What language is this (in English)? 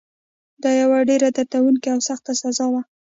Pashto